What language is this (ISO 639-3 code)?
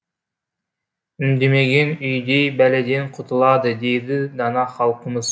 kaz